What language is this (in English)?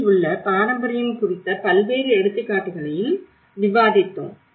Tamil